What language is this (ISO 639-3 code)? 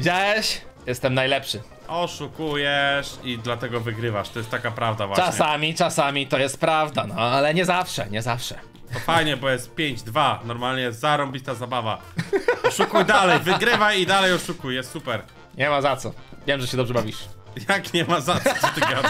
pol